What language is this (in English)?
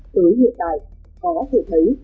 Vietnamese